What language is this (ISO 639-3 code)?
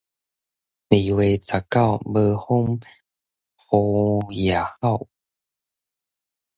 nan